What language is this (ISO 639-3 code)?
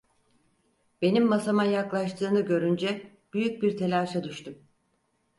tur